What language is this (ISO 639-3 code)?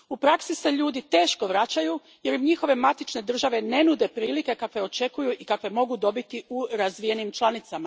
hrv